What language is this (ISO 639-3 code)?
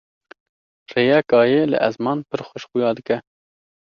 kur